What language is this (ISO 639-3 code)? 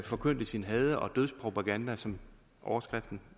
dan